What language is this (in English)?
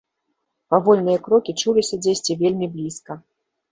Belarusian